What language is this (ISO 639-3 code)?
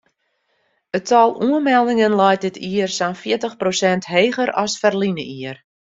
fry